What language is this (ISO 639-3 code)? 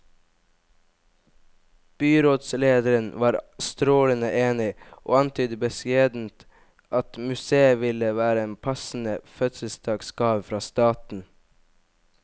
nor